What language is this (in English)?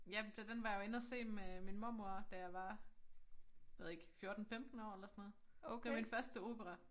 Danish